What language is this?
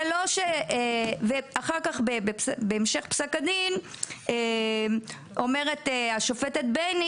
Hebrew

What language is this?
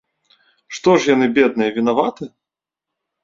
Belarusian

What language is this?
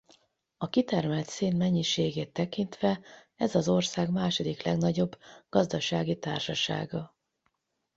Hungarian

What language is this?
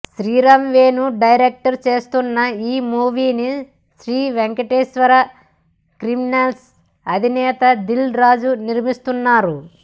Telugu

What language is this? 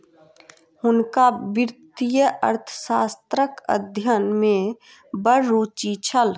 Maithili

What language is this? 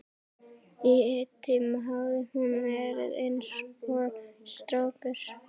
Icelandic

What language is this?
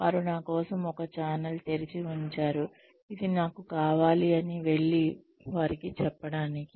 Telugu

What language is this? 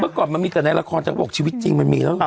Thai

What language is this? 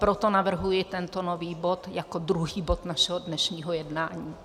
Czech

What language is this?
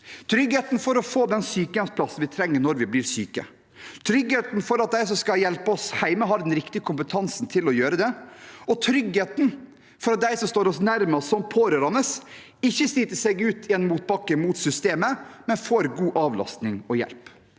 Norwegian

